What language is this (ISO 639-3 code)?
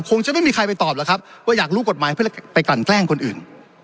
tha